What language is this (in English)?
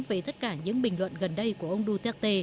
Vietnamese